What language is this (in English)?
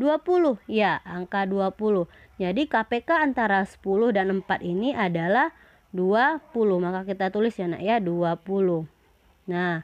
Indonesian